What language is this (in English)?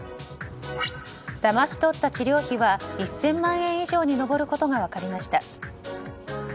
Japanese